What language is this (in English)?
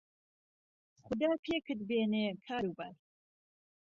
Central Kurdish